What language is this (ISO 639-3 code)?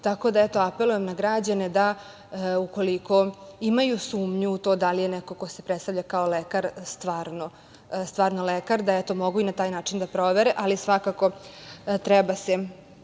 srp